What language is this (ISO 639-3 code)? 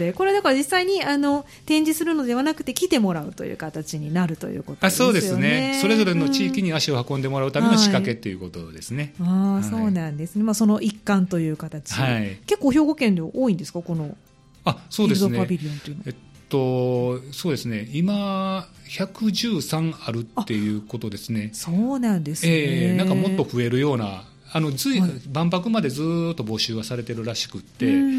jpn